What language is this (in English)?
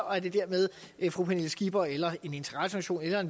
Danish